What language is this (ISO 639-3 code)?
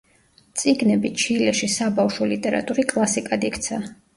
kat